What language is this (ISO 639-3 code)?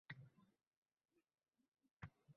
uzb